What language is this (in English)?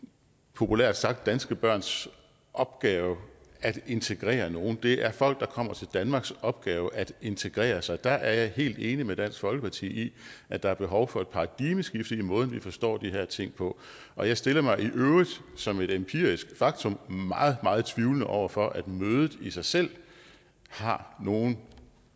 Danish